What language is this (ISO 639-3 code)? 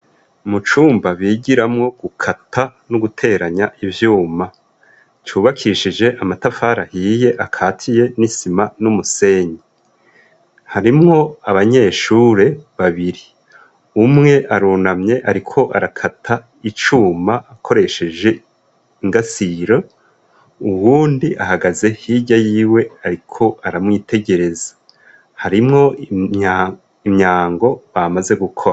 run